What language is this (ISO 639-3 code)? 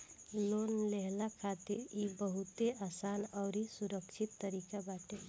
bho